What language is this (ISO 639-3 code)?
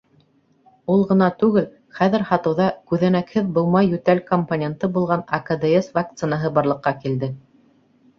bak